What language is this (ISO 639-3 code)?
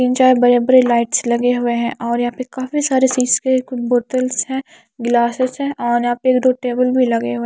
hin